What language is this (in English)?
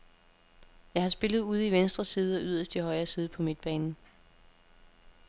Danish